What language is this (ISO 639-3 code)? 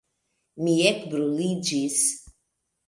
epo